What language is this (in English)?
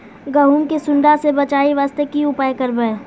Maithili